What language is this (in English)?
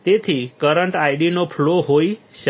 Gujarati